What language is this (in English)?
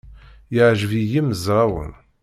Kabyle